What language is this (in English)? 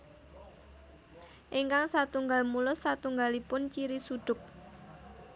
Javanese